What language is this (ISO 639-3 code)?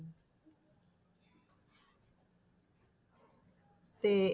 pan